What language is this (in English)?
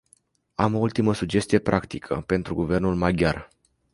Romanian